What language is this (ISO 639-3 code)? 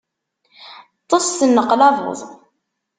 kab